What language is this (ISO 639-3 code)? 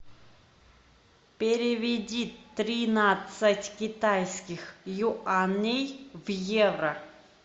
rus